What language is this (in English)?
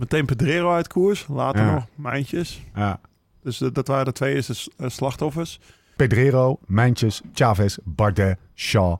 Dutch